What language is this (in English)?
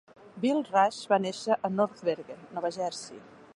Catalan